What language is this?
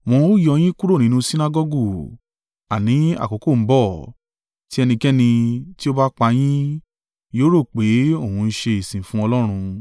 Yoruba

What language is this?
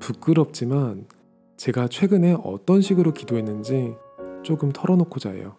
Korean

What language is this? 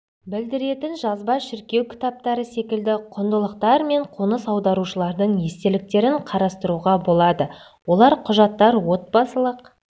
Kazakh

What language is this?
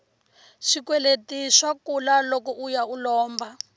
Tsonga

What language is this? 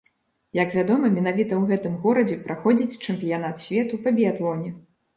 Belarusian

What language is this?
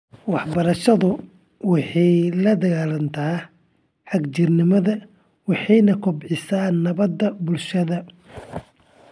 Somali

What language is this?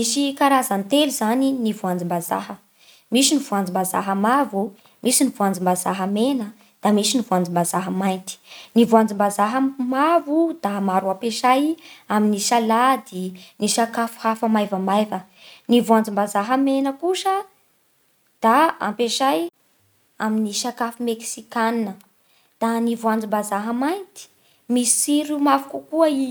Bara Malagasy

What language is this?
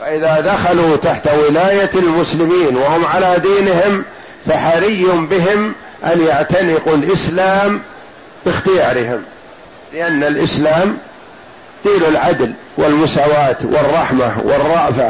Arabic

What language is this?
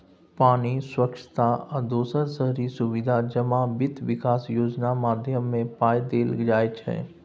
Maithili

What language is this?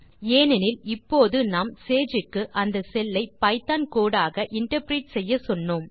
Tamil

